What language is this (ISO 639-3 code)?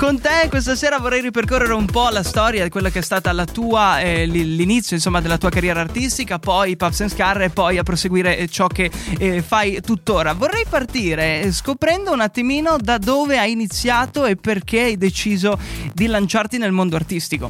ita